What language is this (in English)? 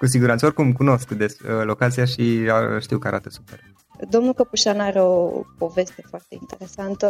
Romanian